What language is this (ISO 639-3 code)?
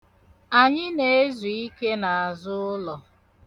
ibo